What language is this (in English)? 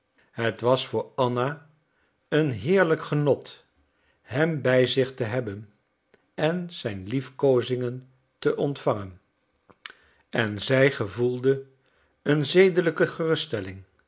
Dutch